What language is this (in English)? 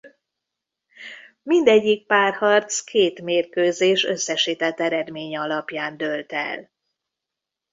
Hungarian